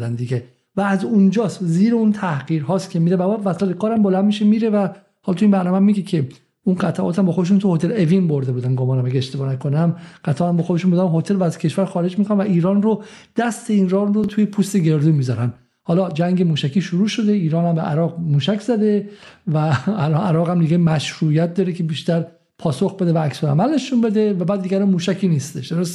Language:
Persian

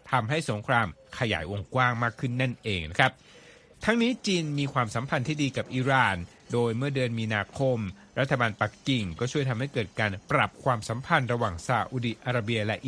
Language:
Thai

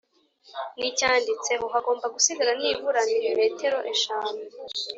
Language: Kinyarwanda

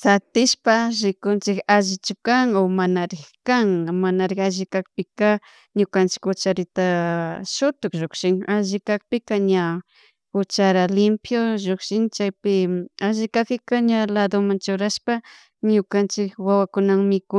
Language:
Chimborazo Highland Quichua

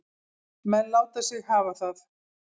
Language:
Icelandic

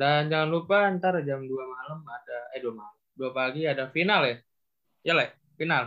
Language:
Indonesian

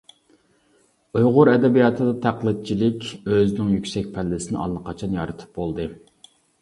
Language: Uyghur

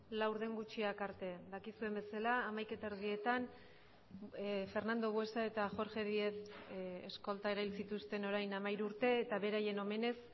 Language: Basque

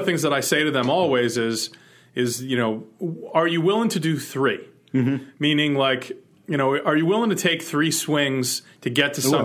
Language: English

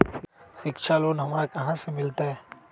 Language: Magahi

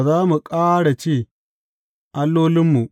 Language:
Hausa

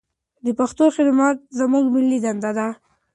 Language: Pashto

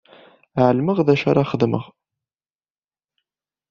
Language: Kabyle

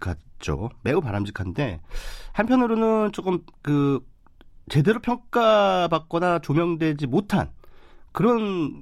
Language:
Korean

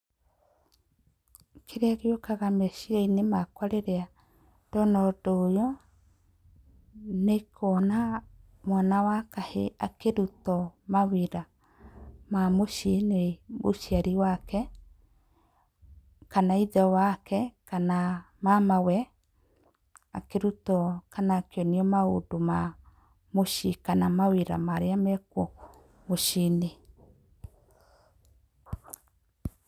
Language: Kikuyu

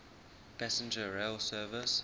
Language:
English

